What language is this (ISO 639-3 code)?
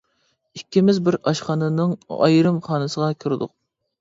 uig